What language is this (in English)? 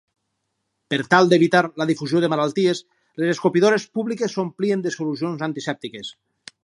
Catalan